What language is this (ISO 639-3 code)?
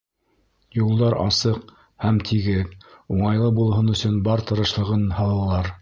bak